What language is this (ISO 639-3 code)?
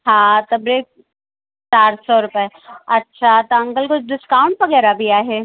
snd